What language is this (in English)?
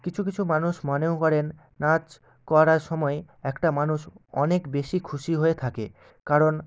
Bangla